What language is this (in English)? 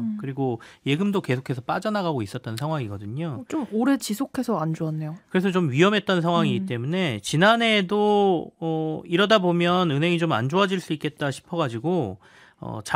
Korean